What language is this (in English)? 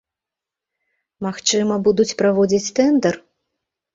Belarusian